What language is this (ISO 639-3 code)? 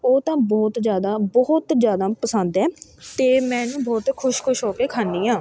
pan